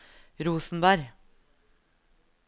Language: Norwegian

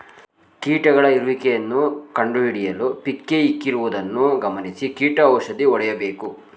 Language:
Kannada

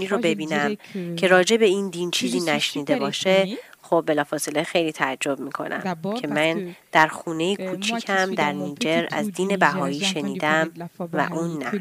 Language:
Persian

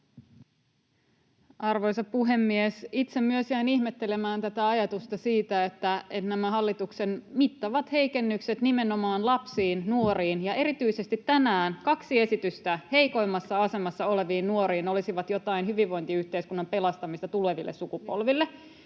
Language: Finnish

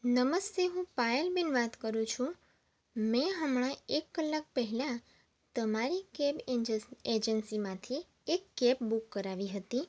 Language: Gujarati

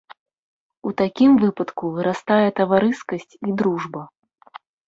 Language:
Belarusian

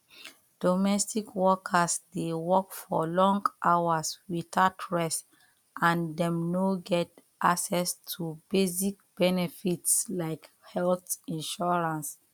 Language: Nigerian Pidgin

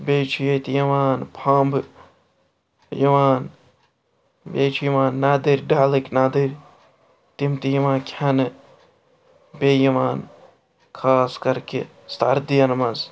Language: Kashmiri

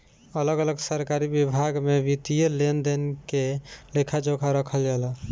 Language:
Bhojpuri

